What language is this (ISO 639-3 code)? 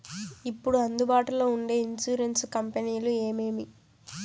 tel